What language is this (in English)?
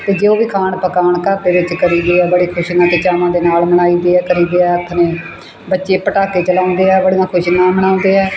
Punjabi